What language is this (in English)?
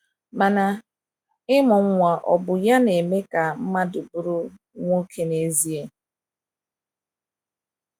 Igbo